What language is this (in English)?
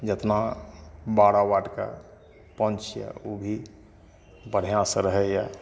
Maithili